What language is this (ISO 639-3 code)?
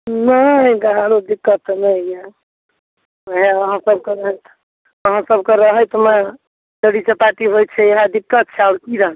mai